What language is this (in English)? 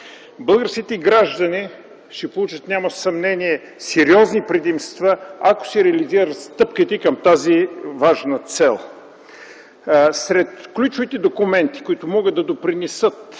Bulgarian